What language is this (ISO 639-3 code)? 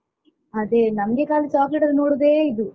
kan